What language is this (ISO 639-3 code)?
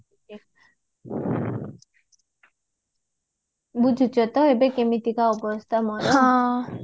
ori